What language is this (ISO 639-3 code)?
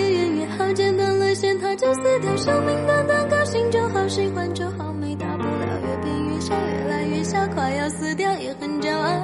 zho